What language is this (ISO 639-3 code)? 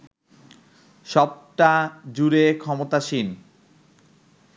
ben